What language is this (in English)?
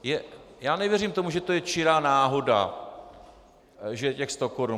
Czech